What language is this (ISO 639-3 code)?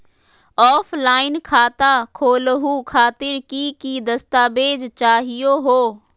mag